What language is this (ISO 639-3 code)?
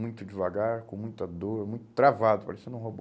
por